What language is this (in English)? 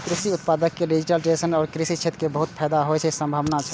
Maithili